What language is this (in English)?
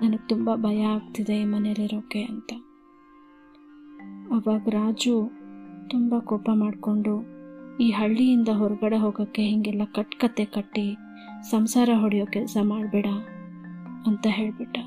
Kannada